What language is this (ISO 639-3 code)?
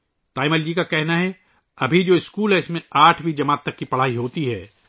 urd